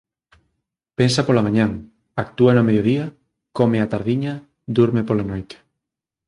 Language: Galician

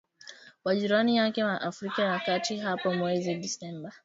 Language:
Swahili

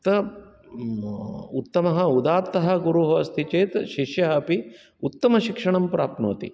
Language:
Sanskrit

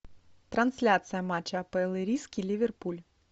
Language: Russian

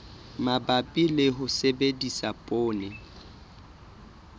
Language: Southern Sotho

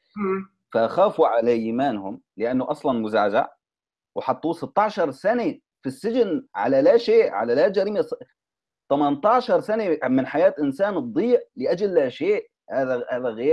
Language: Arabic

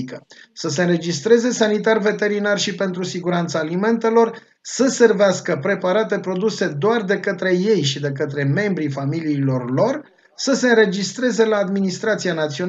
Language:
Romanian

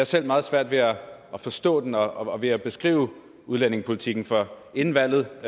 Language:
Danish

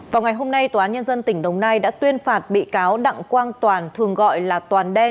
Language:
Vietnamese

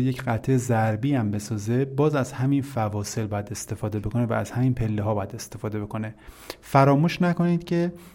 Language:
Persian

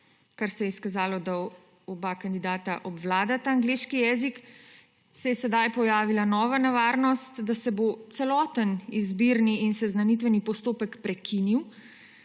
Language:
Slovenian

